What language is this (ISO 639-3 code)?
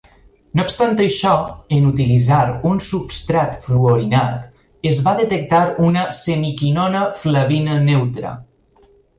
cat